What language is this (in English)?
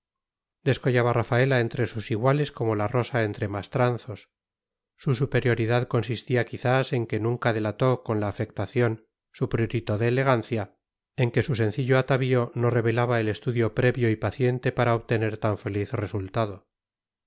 Spanish